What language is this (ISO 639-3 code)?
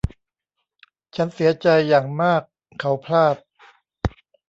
tha